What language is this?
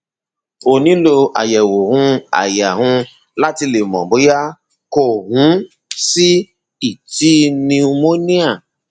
Yoruba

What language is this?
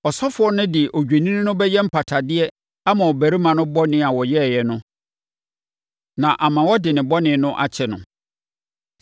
Akan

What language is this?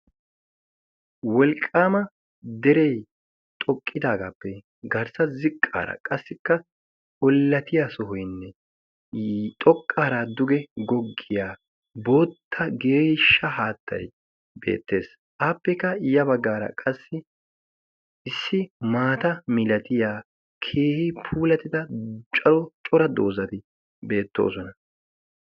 Wolaytta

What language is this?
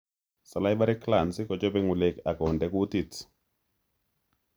Kalenjin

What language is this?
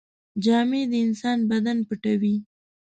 Pashto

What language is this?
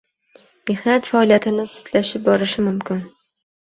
Uzbek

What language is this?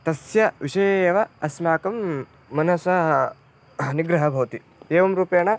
Sanskrit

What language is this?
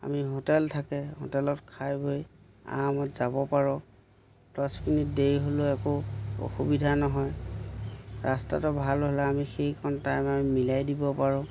Assamese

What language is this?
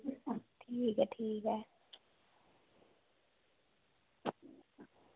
Dogri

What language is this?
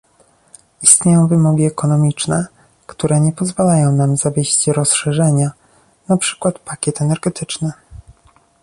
Polish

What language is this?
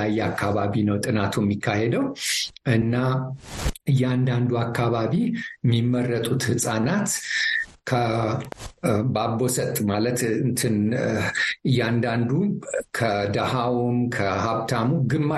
Amharic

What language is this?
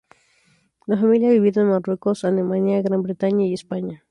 Spanish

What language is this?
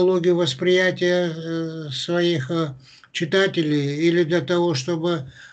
Russian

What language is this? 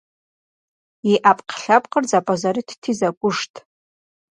Kabardian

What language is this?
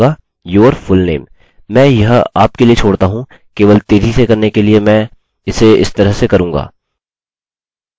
Hindi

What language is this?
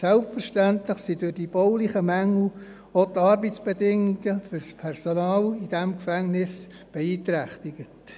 Swiss German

